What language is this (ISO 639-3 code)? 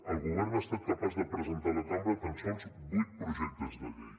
cat